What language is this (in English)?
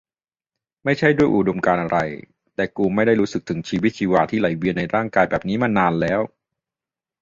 Thai